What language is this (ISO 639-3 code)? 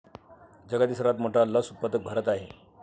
mar